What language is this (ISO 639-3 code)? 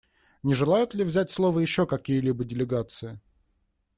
rus